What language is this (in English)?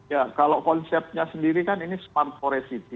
Indonesian